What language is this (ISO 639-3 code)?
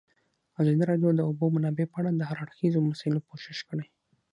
pus